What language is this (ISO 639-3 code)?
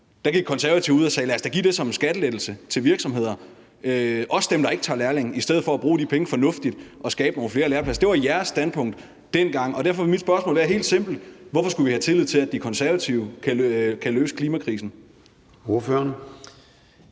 dan